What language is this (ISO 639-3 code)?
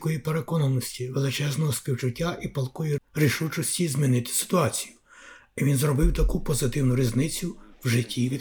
ukr